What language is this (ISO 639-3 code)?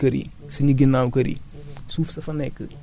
wol